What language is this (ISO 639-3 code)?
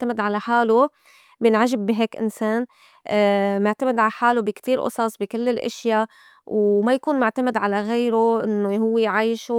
apc